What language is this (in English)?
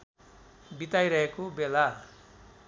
Nepali